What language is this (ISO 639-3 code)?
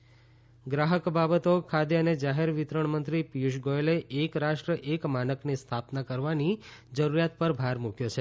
guj